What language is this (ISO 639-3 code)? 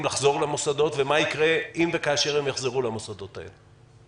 heb